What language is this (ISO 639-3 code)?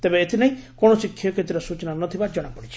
ori